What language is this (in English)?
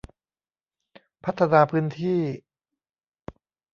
Thai